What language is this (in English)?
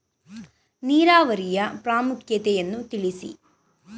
Kannada